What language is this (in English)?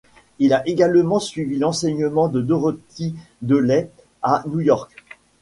French